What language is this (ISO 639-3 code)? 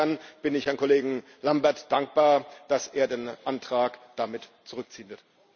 deu